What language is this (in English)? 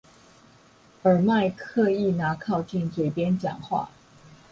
Chinese